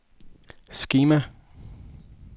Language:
Danish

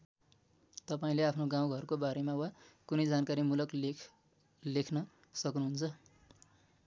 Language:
Nepali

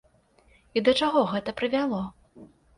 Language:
Belarusian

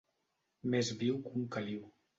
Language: Catalan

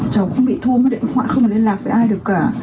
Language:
Vietnamese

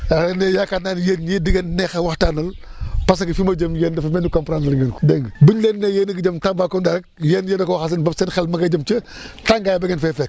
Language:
Wolof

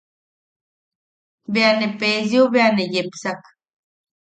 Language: Yaqui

